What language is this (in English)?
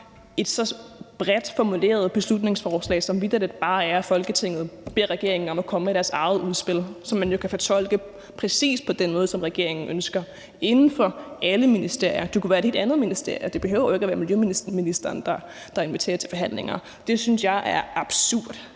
Danish